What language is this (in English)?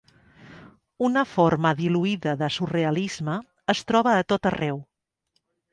Catalan